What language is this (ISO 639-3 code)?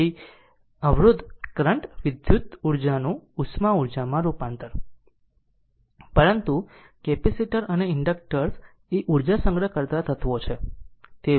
guj